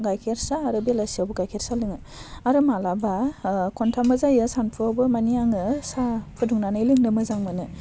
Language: Bodo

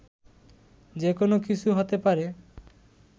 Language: Bangla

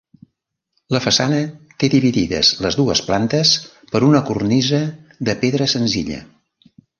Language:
Catalan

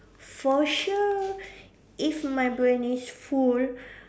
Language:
English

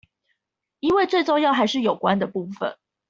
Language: Chinese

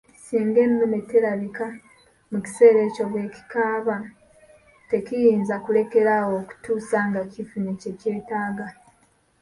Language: Ganda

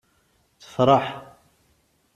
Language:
Kabyle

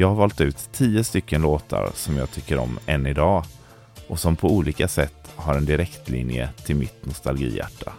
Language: Swedish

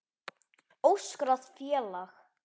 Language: Icelandic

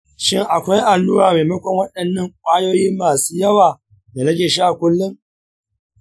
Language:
Hausa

